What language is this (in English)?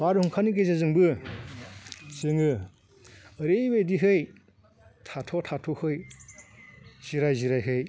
Bodo